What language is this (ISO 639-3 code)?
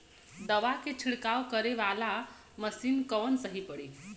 bho